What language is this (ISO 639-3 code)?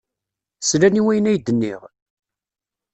kab